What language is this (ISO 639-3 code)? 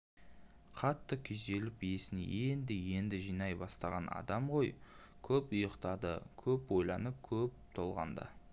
kaz